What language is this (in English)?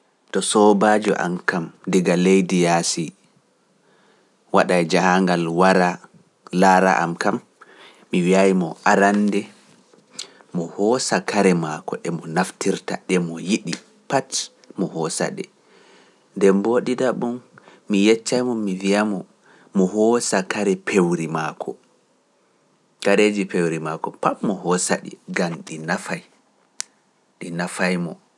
Pular